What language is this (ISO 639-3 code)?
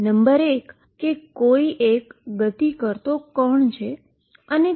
guj